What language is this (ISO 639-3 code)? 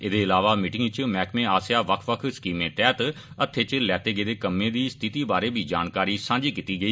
doi